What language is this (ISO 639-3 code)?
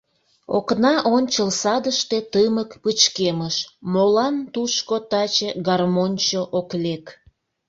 chm